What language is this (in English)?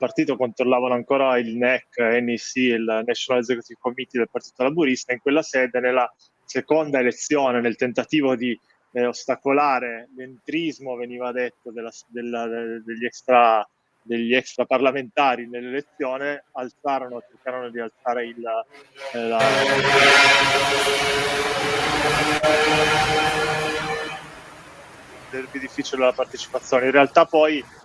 Italian